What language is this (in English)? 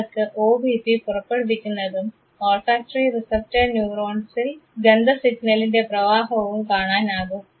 Malayalam